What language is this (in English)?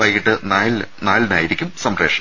Malayalam